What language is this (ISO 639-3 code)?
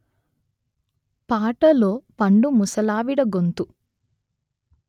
tel